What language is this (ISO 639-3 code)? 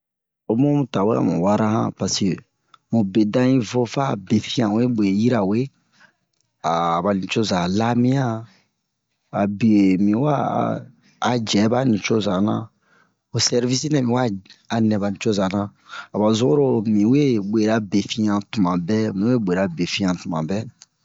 bmq